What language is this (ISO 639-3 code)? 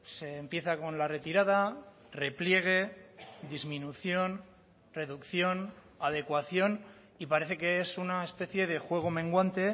spa